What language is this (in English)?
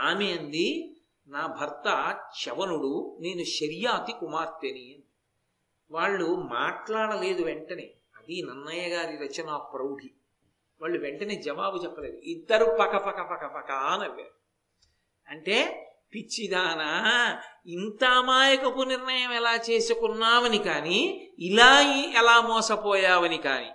Telugu